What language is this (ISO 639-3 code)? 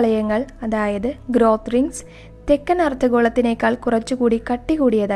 mal